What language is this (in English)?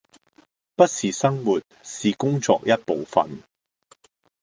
Cantonese